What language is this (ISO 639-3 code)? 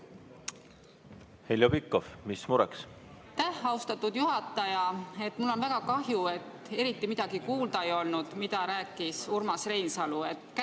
est